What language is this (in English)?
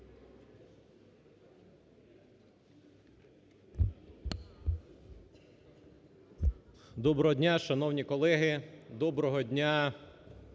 Ukrainian